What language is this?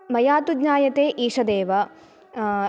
Sanskrit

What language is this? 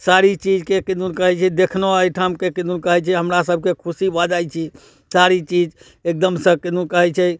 Maithili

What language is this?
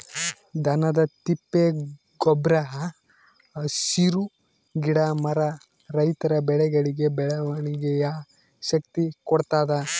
Kannada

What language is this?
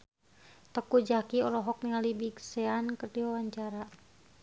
Sundanese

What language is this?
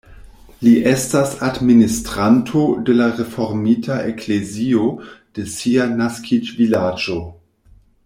Esperanto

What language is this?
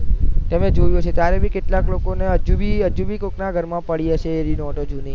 Gujarati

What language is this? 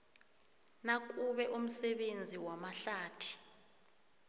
South Ndebele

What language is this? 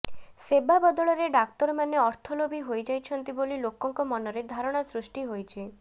Odia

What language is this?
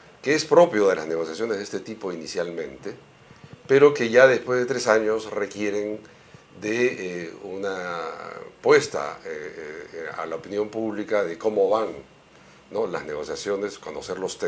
Spanish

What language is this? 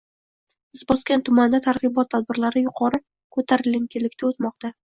Uzbek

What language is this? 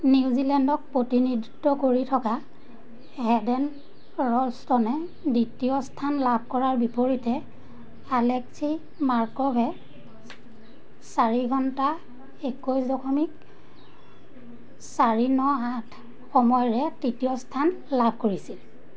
Assamese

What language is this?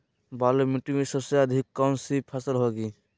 Magahi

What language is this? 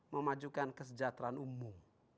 Indonesian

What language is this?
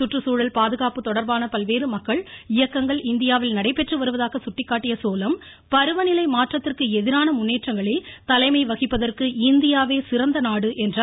Tamil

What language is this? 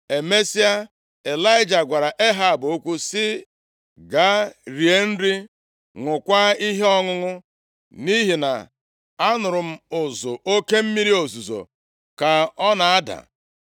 Igbo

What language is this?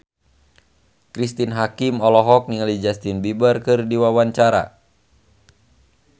Sundanese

